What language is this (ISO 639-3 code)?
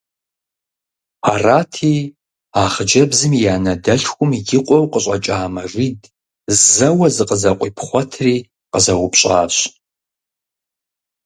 kbd